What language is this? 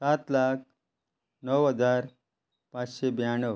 Konkani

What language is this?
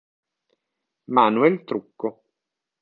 Italian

